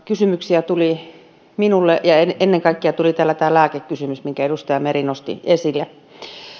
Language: Finnish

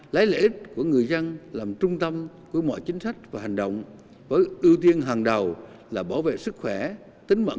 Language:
Vietnamese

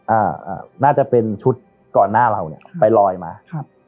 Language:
Thai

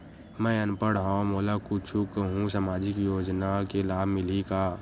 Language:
Chhattisgarhi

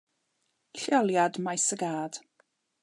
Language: Welsh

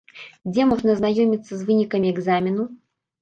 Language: Belarusian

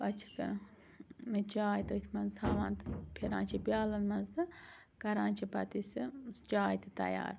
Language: Kashmiri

